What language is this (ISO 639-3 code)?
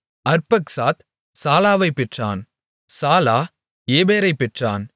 tam